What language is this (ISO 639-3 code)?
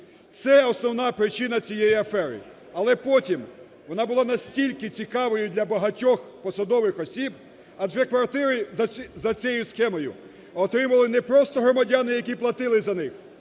ukr